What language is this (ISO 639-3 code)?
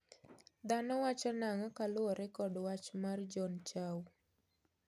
luo